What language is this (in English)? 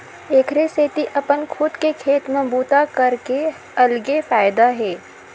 Chhattisgarhi